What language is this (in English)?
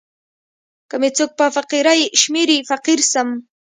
Pashto